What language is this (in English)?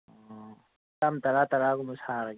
Manipuri